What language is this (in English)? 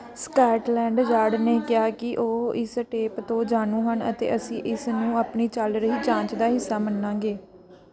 Punjabi